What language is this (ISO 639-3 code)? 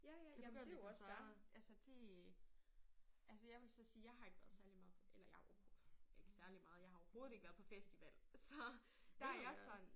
dan